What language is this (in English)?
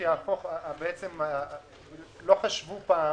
Hebrew